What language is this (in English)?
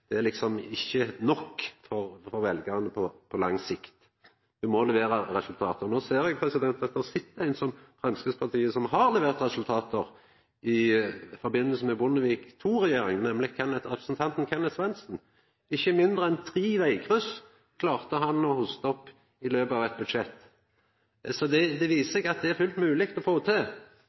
Norwegian Nynorsk